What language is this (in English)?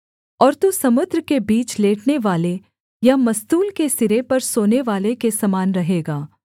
Hindi